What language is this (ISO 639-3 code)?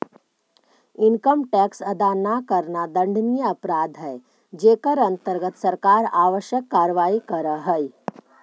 mag